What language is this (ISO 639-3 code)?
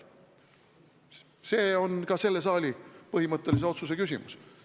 est